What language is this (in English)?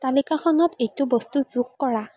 Assamese